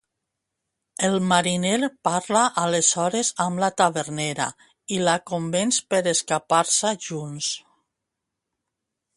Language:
Catalan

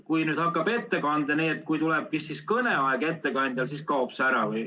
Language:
Estonian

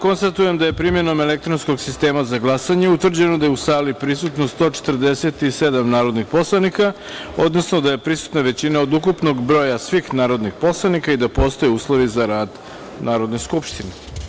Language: Serbian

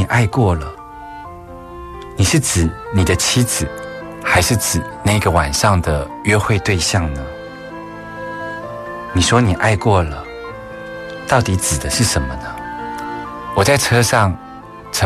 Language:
Chinese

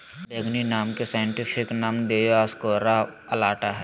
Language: Magahi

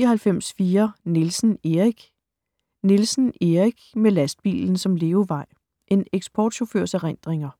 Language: Danish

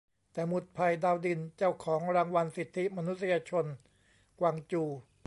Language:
Thai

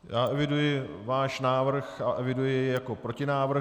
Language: Czech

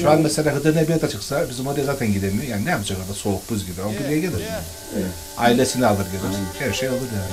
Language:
Turkish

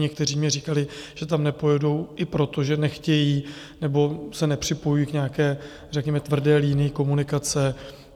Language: Czech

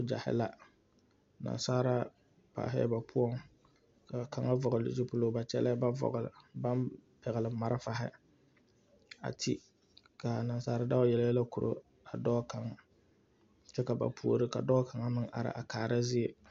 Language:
Southern Dagaare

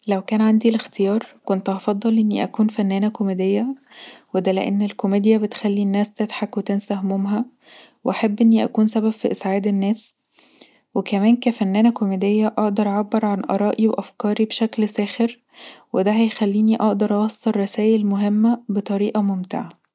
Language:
Egyptian Arabic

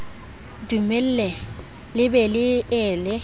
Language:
Southern Sotho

